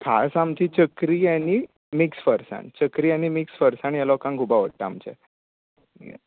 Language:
Konkani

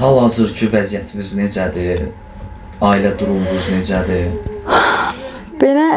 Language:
Turkish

